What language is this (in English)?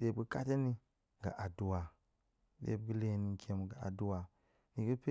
Goemai